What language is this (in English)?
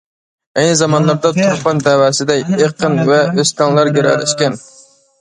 Uyghur